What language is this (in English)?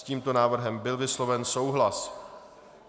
Czech